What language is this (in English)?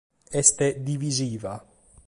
Sardinian